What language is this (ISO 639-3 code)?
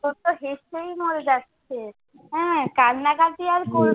ben